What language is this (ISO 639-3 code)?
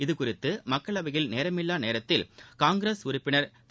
tam